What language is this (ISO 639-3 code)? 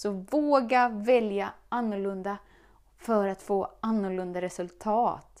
swe